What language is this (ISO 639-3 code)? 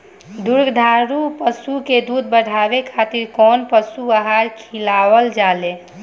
bho